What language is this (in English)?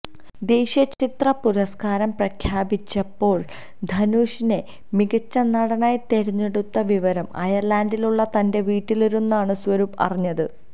Malayalam